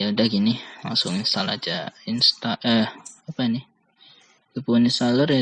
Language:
Indonesian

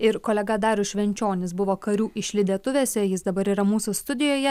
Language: Lithuanian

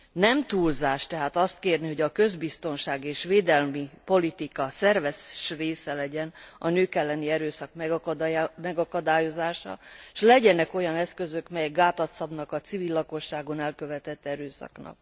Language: Hungarian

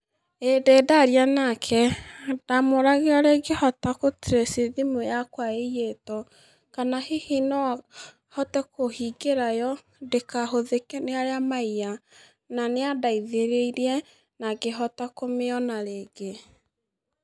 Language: Kikuyu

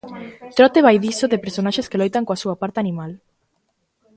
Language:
Galician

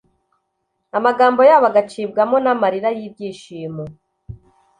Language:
Kinyarwanda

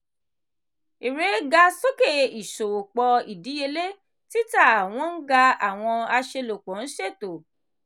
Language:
Yoruba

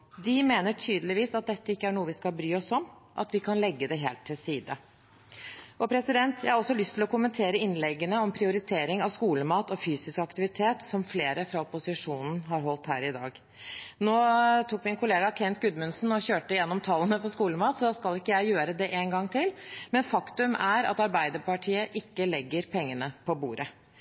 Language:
Norwegian Bokmål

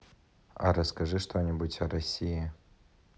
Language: Russian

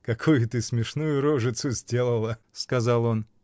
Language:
Russian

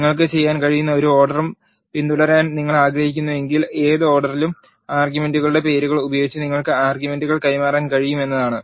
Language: Malayalam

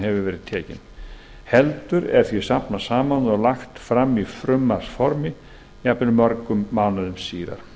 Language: Icelandic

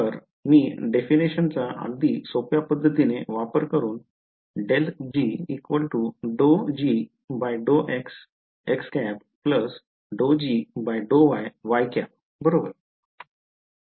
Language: Marathi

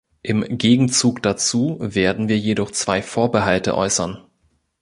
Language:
German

